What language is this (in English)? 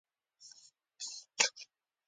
Pashto